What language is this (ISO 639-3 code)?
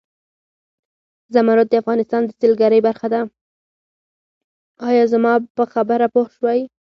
pus